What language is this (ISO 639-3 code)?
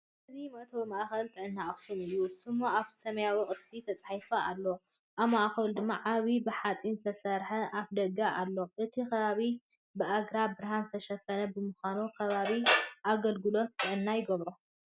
tir